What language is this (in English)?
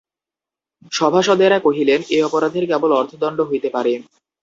Bangla